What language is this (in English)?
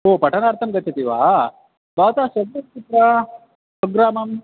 Sanskrit